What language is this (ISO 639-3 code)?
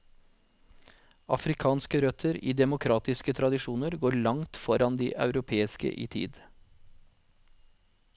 nor